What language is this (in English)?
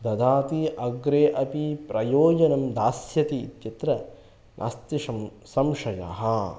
Sanskrit